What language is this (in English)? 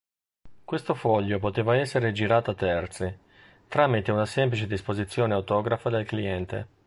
Italian